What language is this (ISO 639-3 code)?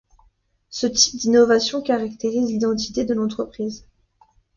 fra